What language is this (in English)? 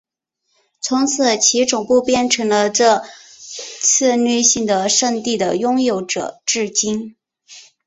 Chinese